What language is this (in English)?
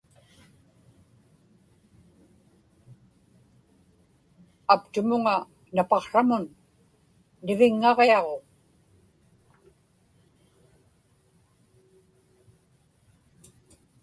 Inupiaq